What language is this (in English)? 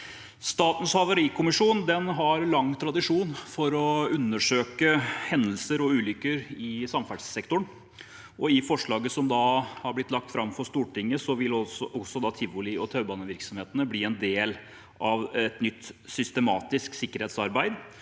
Norwegian